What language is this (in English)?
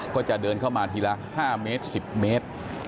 Thai